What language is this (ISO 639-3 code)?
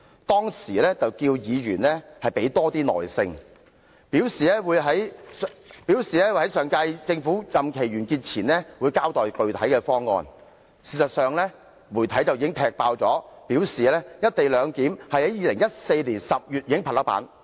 yue